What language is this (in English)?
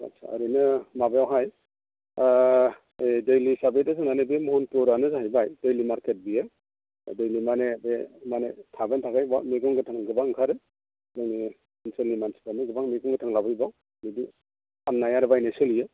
Bodo